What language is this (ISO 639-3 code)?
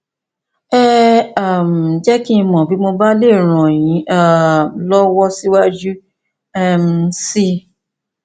yor